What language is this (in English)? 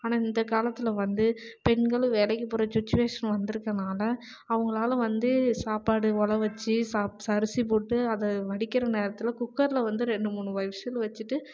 Tamil